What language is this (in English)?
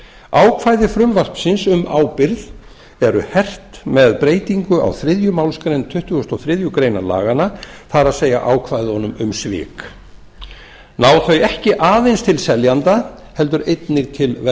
Icelandic